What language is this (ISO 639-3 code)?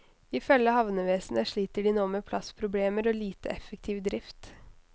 nor